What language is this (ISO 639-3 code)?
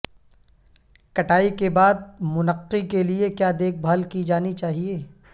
urd